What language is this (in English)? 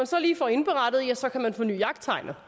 Danish